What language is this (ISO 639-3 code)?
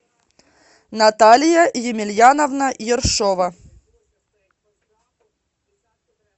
rus